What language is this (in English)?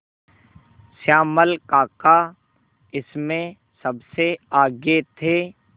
Hindi